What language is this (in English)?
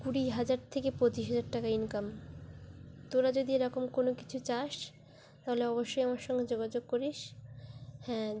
Bangla